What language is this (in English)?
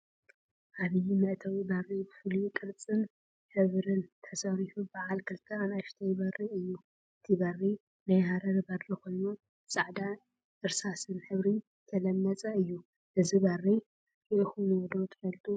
Tigrinya